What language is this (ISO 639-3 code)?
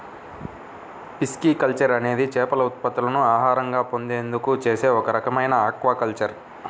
tel